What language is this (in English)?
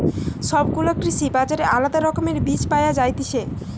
Bangla